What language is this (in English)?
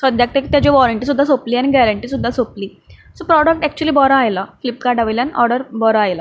Konkani